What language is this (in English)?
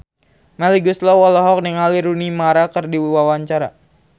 Sundanese